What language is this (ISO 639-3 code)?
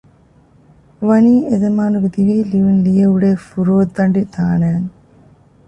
div